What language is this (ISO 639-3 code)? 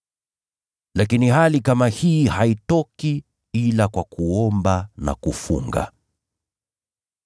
swa